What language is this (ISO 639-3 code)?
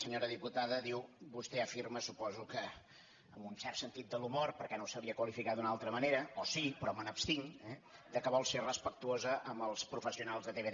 cat